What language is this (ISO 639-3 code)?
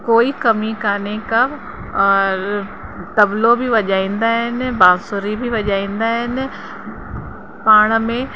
snd